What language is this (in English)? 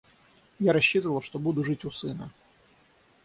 Russian